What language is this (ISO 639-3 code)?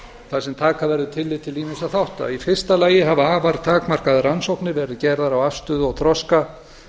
isl